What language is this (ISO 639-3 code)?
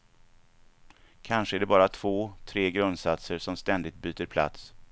swe